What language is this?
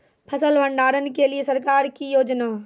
Maithili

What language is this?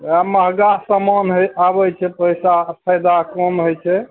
Maithili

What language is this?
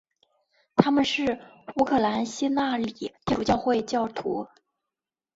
Chinese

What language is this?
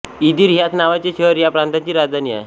Marathi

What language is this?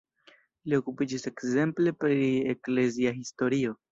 Esperanto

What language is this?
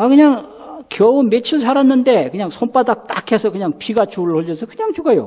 Korean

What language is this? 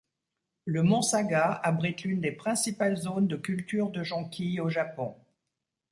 French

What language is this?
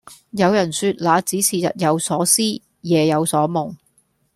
Cantonese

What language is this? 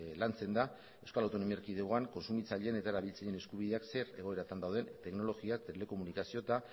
Basque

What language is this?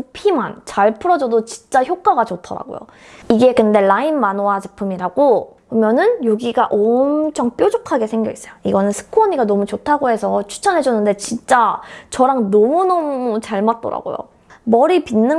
Korean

